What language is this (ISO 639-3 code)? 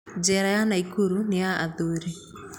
kik